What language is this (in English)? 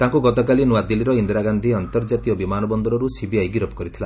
Odia